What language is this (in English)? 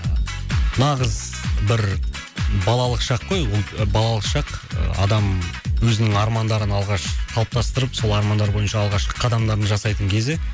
Kazakh